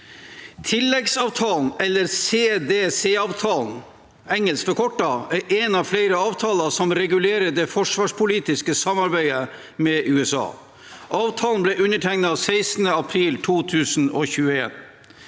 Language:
Norwegian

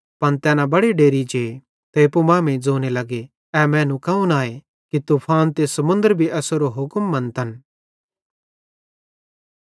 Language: Bhadrawahi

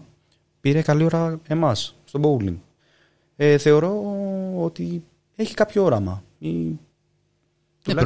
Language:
Greek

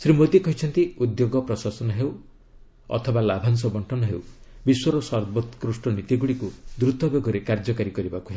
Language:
Odia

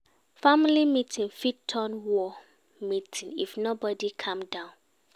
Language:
Nigerian Pidgin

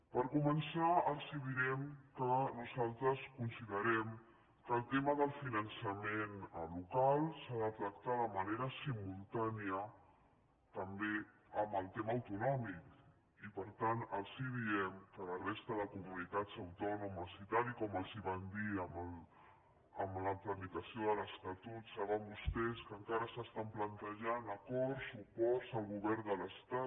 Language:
Catalan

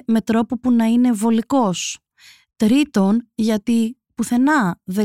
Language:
Greek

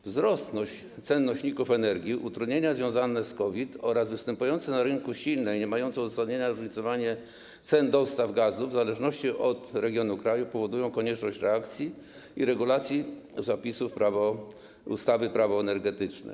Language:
Polish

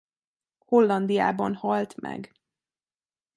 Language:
Hungarian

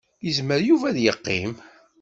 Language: Kabyle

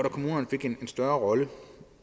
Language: Danish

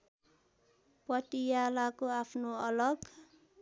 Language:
Nepali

